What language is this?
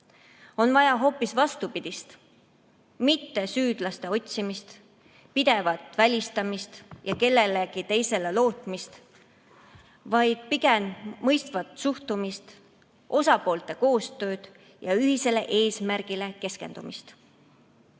Estonian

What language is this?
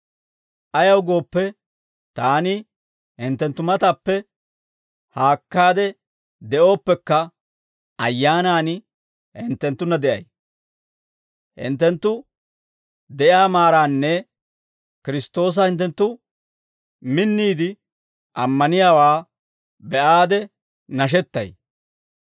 Dawro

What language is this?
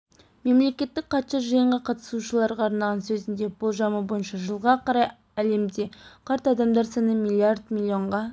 Kazakh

